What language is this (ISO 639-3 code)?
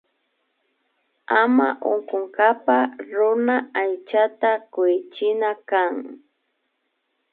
qvi